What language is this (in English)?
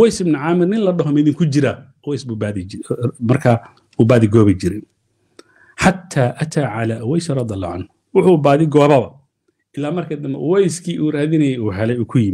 Arabic